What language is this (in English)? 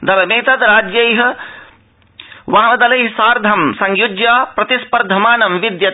Sanskrit